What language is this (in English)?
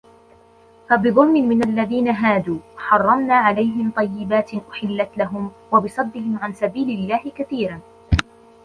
Arabic